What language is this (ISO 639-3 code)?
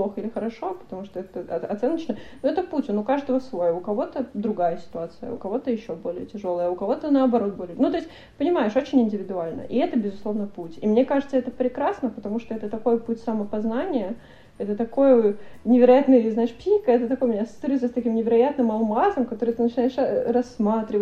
rus